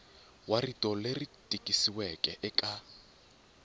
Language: Tsonga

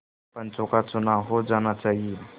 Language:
Hindi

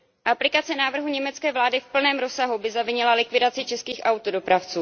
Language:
Czech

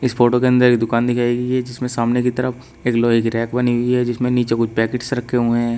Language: Hindi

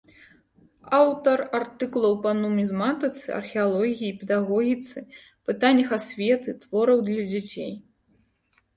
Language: Belarusian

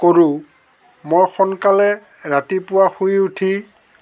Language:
Assamese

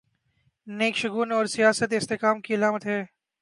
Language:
Urdu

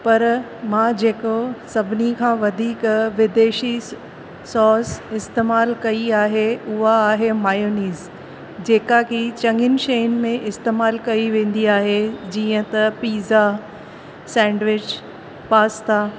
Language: Sindhi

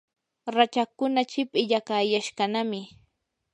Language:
Yanahuanca Pasco Quechua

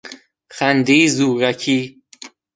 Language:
Persian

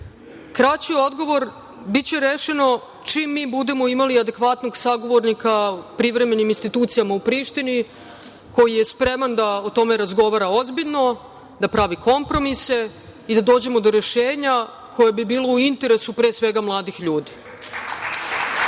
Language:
Serbian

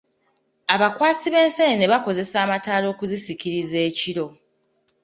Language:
Ganda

